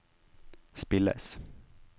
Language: Norwegian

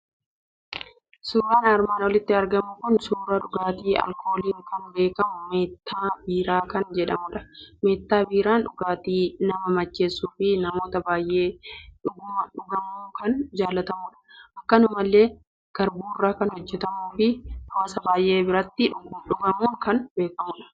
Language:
Oromo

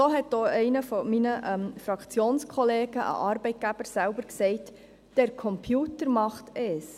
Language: Swiss German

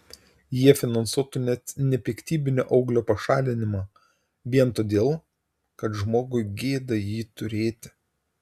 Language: Lithuanian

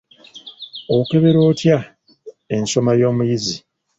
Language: Ganda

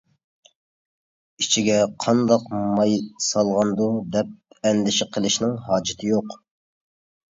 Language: Uyghur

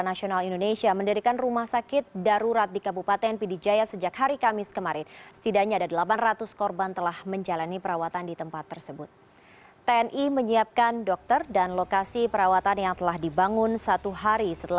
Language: Indonesian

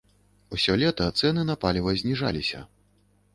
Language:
Belarusian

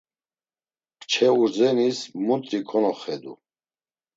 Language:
Laz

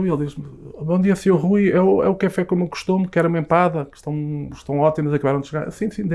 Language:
Portuguese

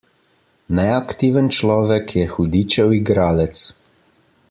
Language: Slovenian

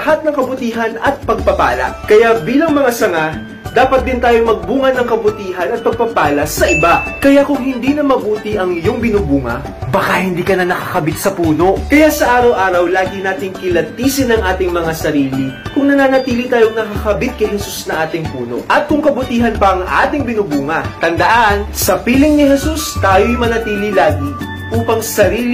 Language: Filipino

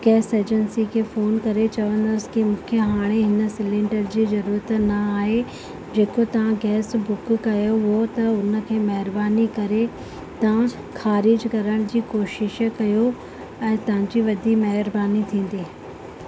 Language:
Sindhi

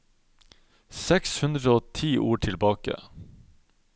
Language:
Norwegian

